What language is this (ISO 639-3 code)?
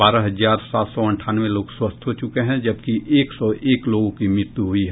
hin